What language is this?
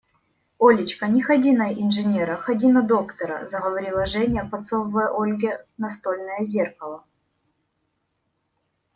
Russian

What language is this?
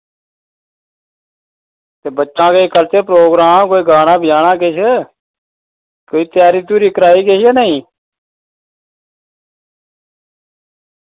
Dogri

